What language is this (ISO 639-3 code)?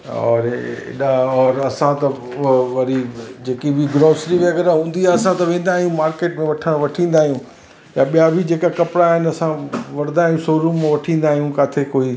snd